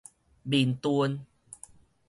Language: Min Nan Chinese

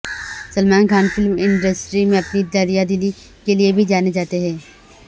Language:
Urdu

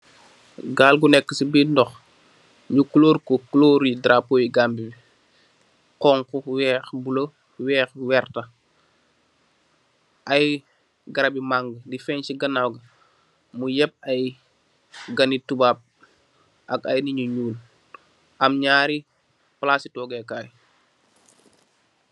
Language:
Wolof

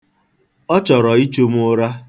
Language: Igbo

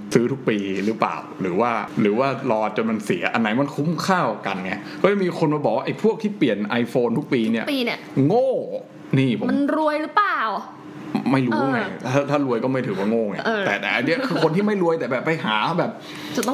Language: Thai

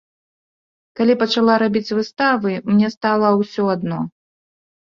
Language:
Belarusian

